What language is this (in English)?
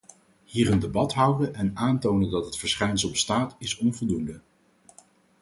Dutch